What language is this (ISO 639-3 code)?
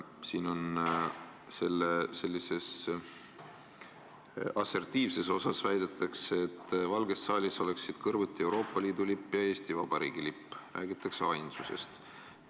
est